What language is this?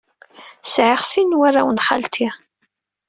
Kabyle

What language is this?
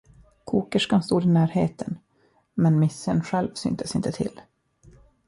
Swedish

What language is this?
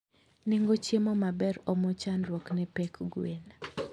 Luo (Kenya and Tanzania)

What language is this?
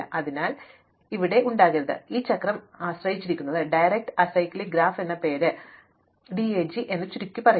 Malayalam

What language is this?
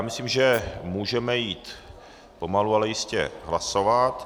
Czech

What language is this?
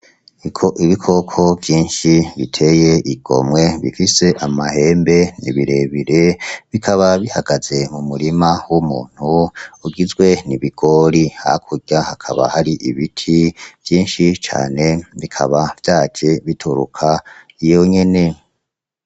Rundi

